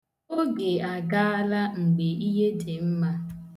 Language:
Igbo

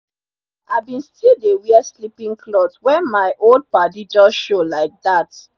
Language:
Nigerian Pidgin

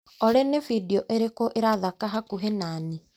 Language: Kikuyu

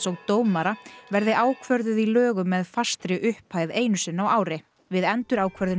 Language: Icelandic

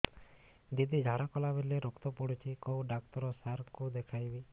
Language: Odia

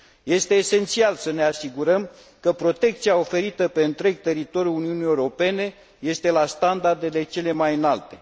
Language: Romanian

